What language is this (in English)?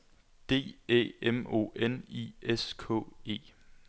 Danish